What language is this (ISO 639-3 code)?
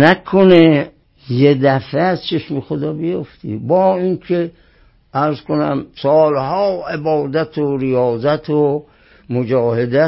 fas